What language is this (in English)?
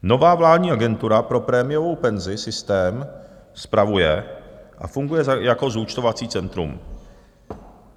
Czech